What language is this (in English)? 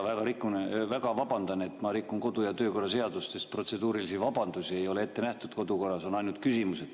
Estonian